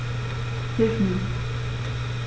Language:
German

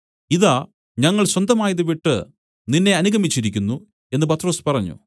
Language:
Malayalam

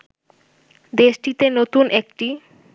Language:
Bangla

